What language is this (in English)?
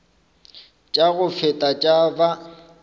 Northern Sotho